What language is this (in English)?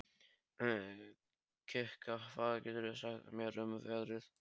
Icelandic